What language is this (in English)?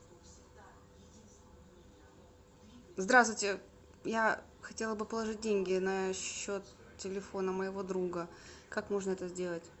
Russian